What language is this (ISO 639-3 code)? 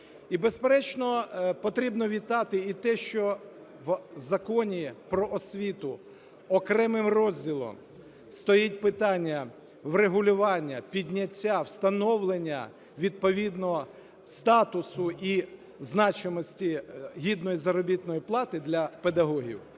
ukr